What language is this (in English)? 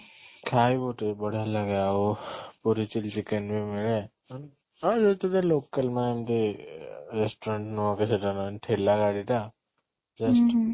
Odia